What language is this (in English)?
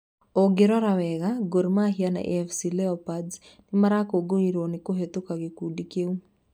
Kikuyu